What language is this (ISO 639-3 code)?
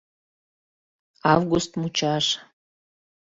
chm